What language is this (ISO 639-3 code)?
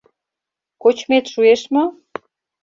chm